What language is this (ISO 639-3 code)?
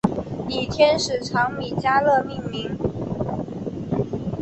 zho